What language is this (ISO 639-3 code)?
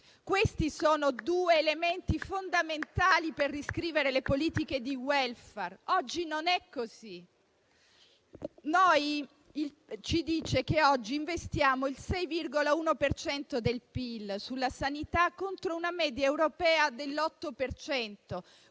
ita